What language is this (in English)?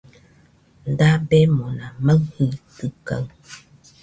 Nüpode Huitoto